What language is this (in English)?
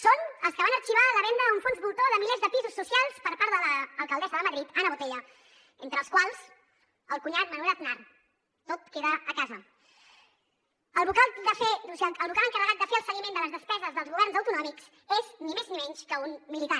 Catalan